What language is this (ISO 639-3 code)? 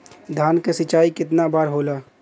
bho